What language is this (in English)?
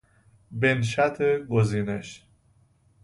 Persian